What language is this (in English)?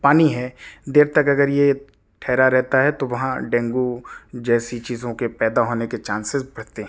Urdu